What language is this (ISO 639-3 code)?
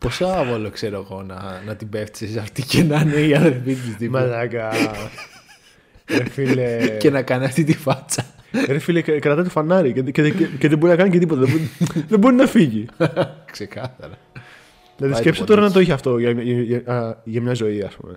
ell